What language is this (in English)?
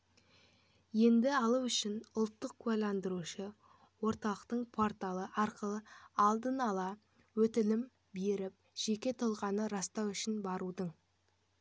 Kazakh